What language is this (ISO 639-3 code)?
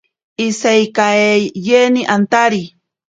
prq